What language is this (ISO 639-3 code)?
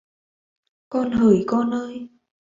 vie